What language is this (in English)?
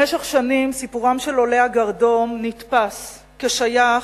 Hebrew